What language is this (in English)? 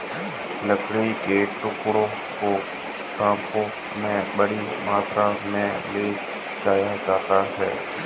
Hindi